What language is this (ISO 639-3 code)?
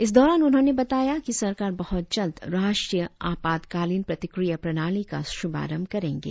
hin